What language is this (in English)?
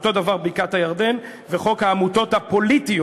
Hebrew